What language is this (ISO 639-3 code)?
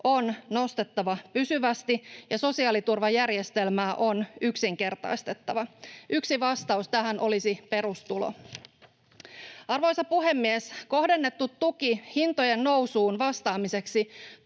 fin